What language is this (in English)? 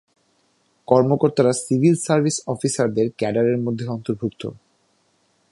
Bangla